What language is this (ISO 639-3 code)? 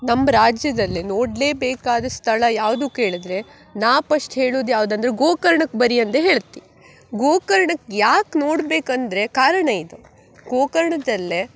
kan